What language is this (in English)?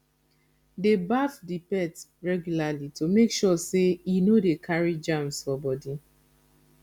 Nigerian Pidgin